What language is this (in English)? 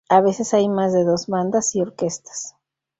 Spanish